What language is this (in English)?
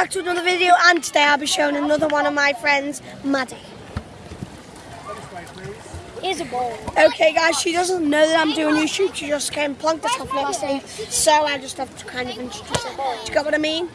English